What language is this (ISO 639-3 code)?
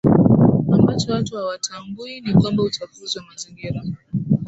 swa